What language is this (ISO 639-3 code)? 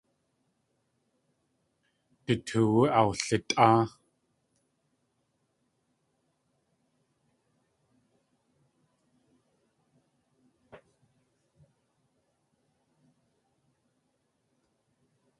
tli